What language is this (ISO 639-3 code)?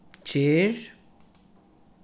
fao